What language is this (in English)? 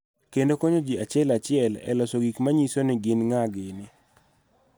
Luo (Kenya and Tanzania)